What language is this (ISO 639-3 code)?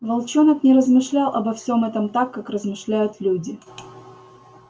rus